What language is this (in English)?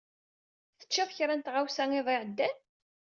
Kabyle